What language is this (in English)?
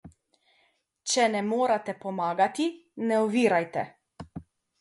Slovenian